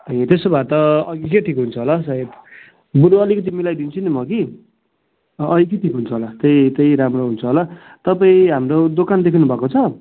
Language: Nepali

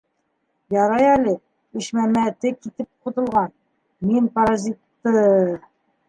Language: Bashkir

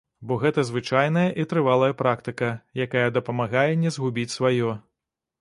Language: Belarusian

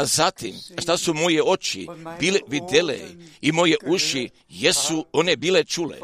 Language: Croatian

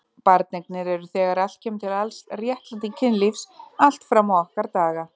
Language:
Icelandic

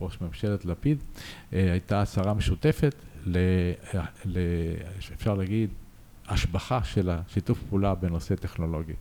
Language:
Hebrew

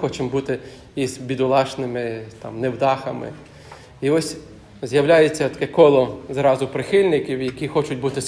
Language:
Ukrainian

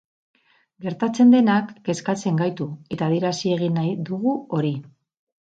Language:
Basque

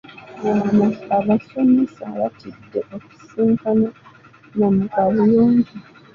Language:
Ganda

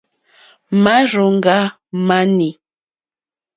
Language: Mokpwe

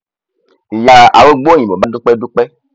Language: Yoruba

